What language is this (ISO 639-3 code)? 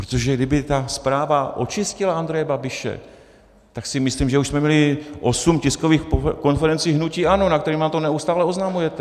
ces